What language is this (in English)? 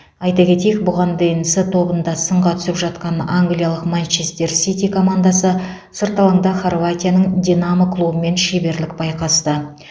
Kazakh